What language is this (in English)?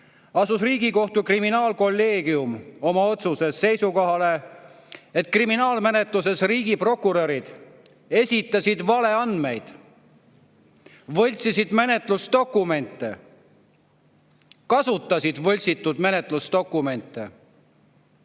Estonian